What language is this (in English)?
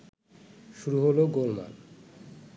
Bangla